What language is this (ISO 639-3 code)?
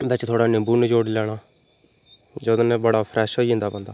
doi